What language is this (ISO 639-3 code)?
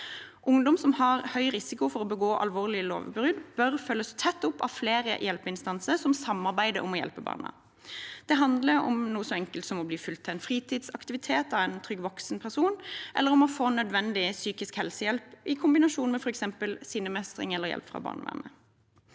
nor